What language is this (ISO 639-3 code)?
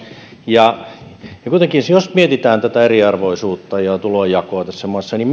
fin